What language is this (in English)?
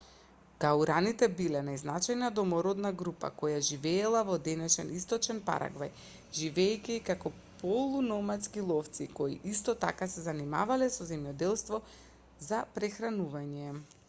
Macedonian